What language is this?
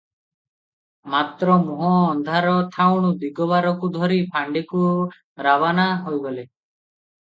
Odia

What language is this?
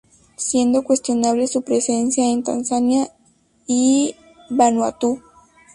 Spanish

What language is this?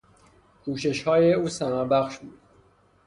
Persian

